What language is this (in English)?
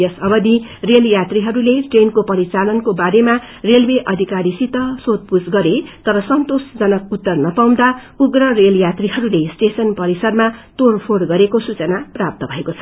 Nepali